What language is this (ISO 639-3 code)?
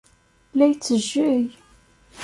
kab